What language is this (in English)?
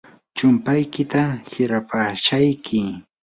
Yanahuanca Pasco Quechua